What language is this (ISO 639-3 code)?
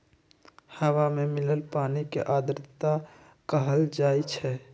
mag